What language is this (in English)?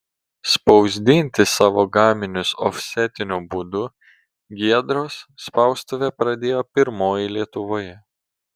Lithuanian